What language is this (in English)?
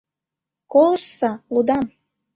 Mari